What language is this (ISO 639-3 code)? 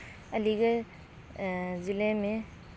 urd